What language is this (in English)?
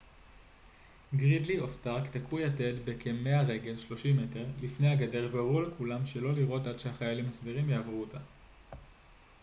Hebrew